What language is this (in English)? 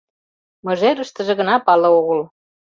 Mari